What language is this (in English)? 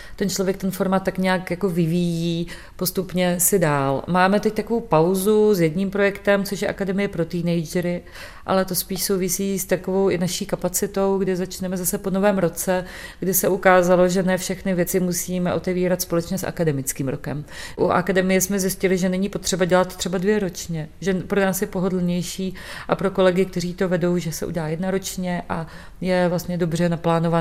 Czech